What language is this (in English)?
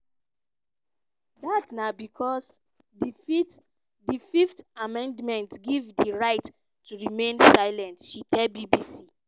Nigerian Pidgin